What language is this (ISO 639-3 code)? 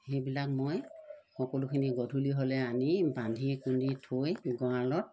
asm